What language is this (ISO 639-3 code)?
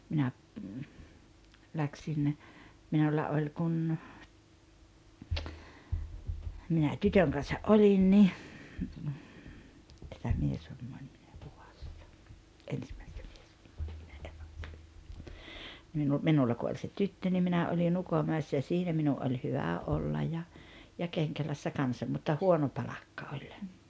fin